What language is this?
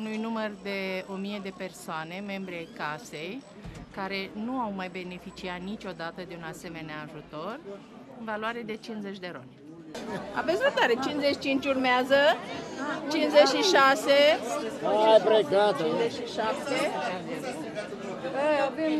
Romanian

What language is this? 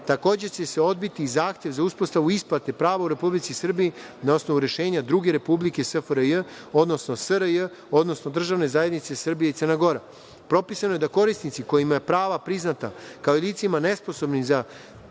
Serbian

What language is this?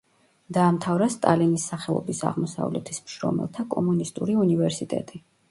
Georgian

